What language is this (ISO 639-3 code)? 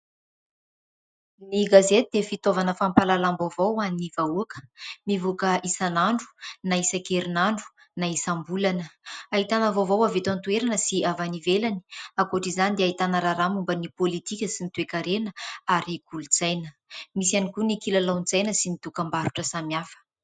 mlg